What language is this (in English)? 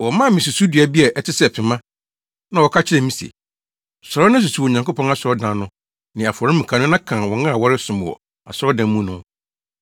Akan